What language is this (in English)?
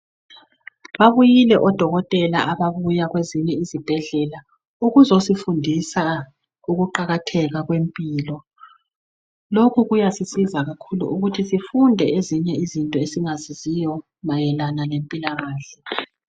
North Ndebele